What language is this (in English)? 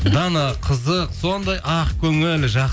Kazakh